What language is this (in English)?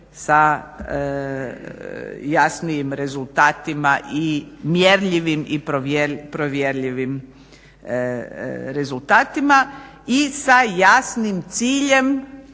Croatian